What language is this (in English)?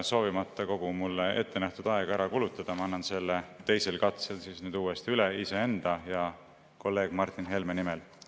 Estonian